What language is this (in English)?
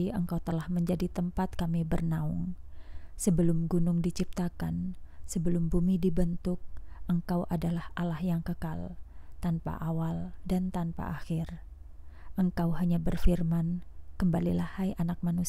Indonesian